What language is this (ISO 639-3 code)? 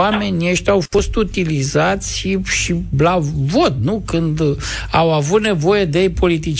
ron